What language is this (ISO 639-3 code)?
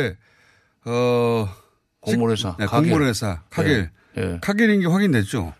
kor